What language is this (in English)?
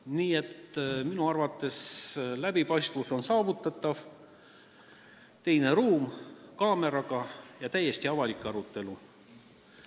Estonian